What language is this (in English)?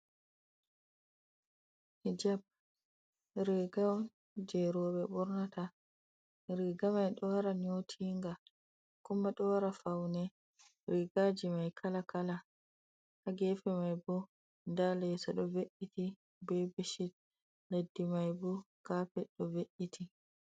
Fula